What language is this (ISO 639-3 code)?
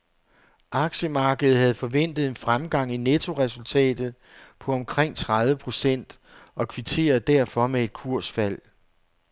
dan